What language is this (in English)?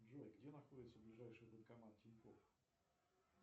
Russian